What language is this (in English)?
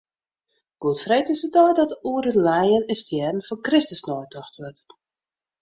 Western Frisian